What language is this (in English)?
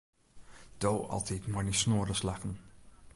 Western Frisian